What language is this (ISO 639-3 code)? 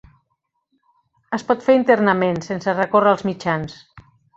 cat